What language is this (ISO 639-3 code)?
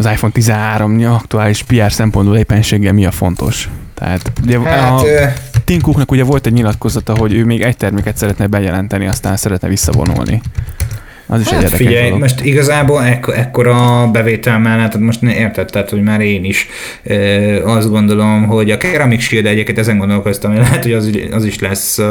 hun